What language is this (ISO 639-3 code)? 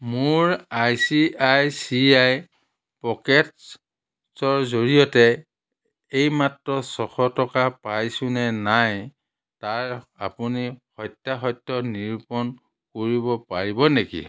asm